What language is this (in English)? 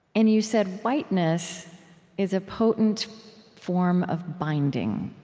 English